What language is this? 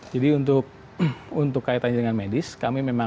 Indonesian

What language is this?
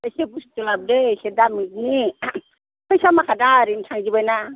Bodo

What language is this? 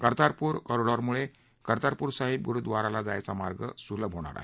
Marathi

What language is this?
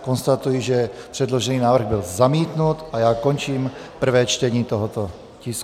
Czech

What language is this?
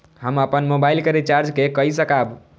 Maithili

